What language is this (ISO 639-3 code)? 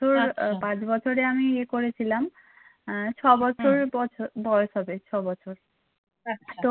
ben